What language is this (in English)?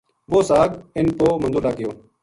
Gujari